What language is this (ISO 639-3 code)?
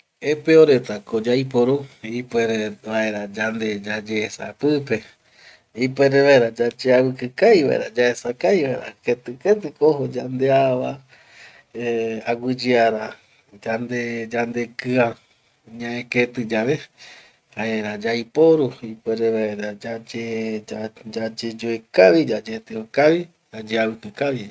gui